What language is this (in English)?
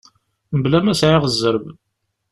Kabyle